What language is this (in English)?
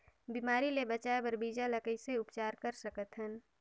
Chhattisgarhi